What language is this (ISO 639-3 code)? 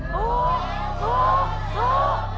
tha